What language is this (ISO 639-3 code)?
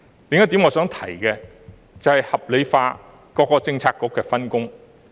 yue